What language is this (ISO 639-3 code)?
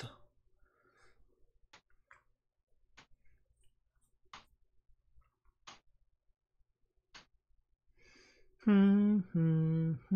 spa